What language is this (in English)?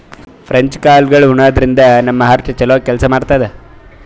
Kannada